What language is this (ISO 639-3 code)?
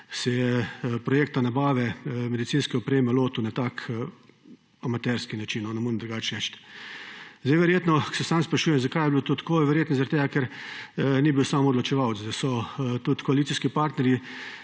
slv